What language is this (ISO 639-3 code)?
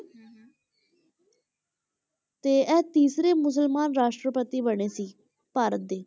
pan